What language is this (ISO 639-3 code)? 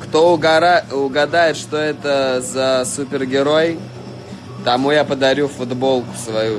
rus